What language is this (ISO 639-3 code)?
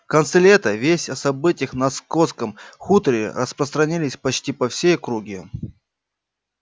rus